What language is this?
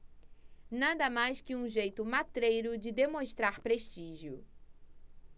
Portuguese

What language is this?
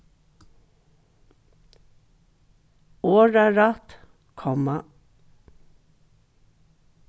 Faroese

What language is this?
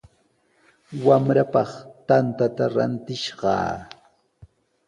Sihuas Ancash Quechua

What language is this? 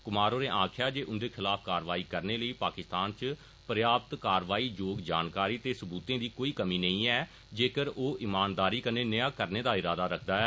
Dogri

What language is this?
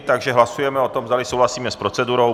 Czech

